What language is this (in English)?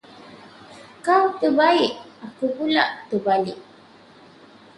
Malay